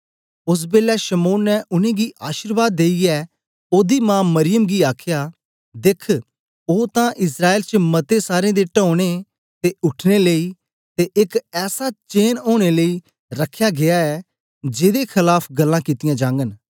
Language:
Dogri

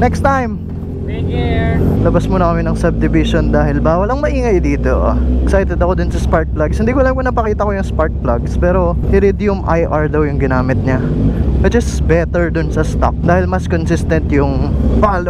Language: Filipino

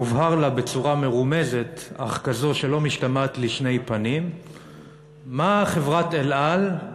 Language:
Hebrew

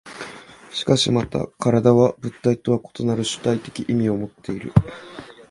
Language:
Japanese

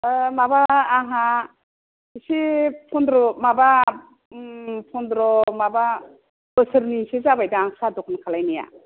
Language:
Bodo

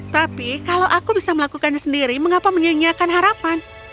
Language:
Indonesian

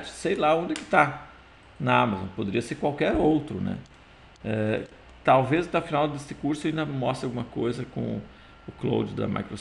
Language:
Portuguese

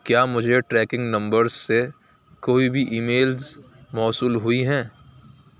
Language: Urdu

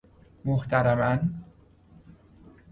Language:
Persian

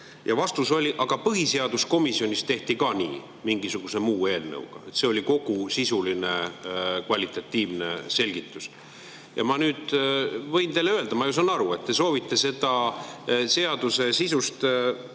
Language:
Estonian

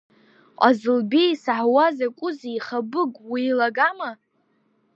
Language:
Abkhazian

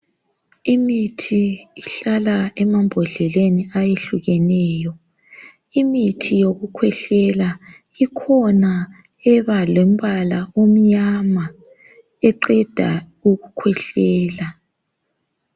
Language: North Ndebele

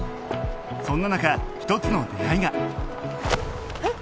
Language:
Japanese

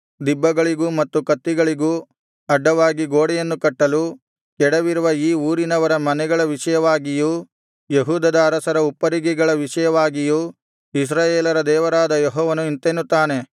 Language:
Kannada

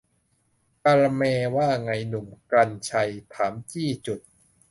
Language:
Thai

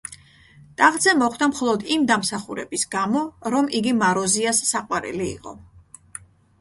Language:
Georgian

